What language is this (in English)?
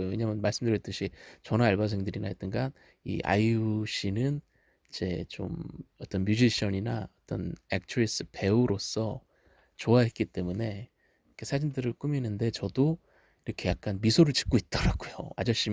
Korean